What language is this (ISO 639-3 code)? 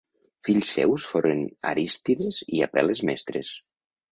cat